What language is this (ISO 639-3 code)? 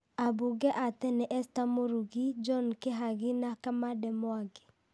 kik